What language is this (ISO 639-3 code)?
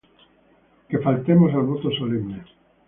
spa